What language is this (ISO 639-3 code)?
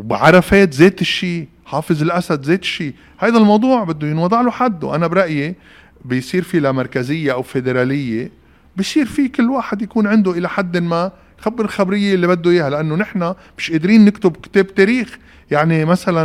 ara